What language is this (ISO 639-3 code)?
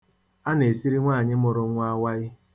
ibo